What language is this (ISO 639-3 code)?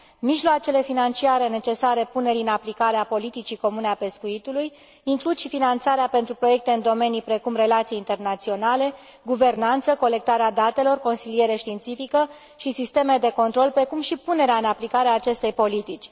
ron